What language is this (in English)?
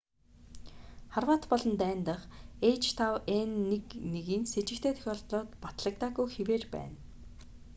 Mongolian